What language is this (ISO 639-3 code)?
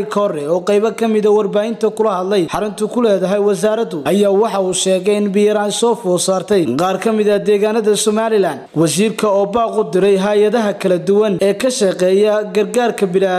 ara